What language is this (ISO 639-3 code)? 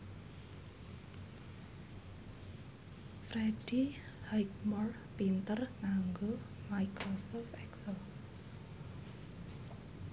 jav